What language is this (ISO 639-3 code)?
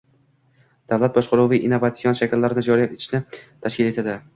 uzb